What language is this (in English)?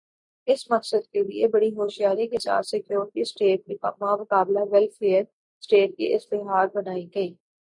Urdu